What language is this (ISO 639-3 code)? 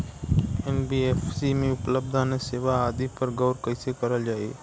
bho